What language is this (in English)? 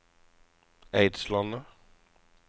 Norwegian